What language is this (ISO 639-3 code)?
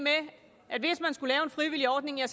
dan